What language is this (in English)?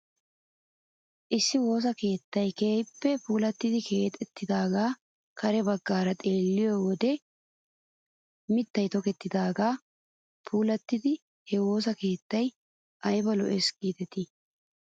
Wolaytta